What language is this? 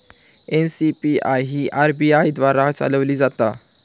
Marathi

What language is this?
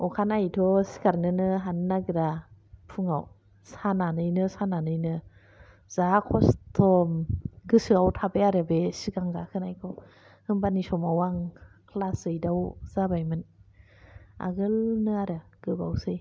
Bodo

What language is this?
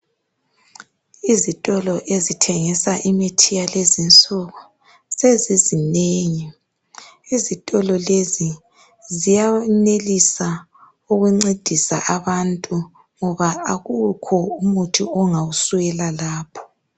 North Ndebele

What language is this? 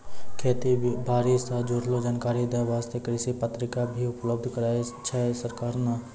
Maithili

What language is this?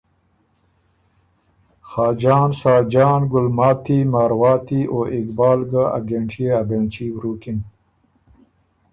Ormuri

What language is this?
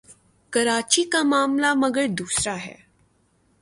Urdu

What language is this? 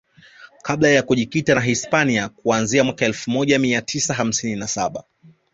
Swahili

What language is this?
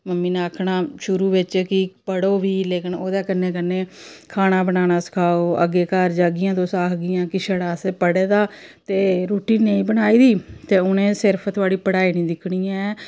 Dogri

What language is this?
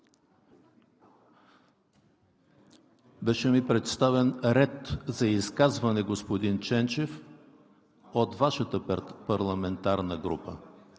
Bulgarian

